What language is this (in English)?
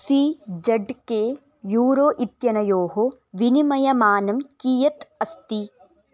Sanskrit